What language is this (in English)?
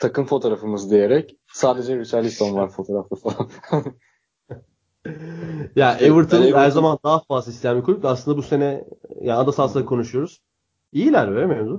Turkish